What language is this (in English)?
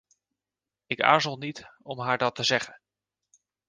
Dutch